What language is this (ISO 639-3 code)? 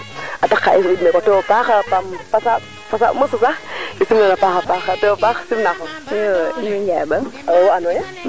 srr